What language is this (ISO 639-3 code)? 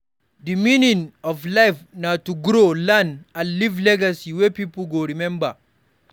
pcm